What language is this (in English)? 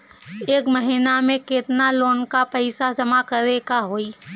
Bhojpuri